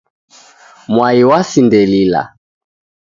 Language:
Taita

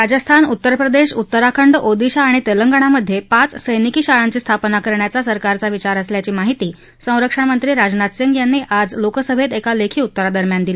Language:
Marathi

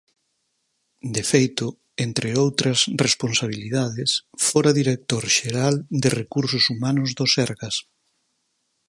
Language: Galician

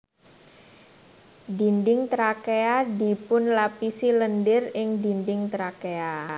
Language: Javanese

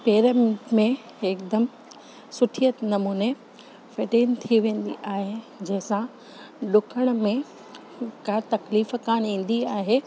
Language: Sindhi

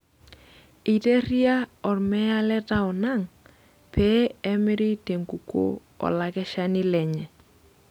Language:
Masai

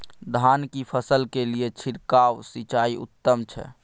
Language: Maithili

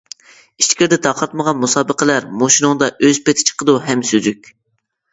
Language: Uyghur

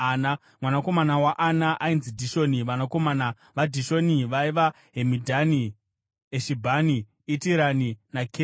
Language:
Shona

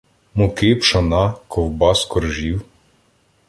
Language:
Ukrainian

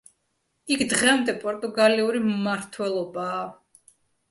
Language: Georgian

